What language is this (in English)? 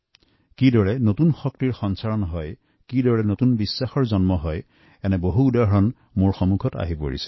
Assamese